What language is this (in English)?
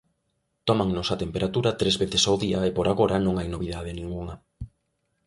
Galician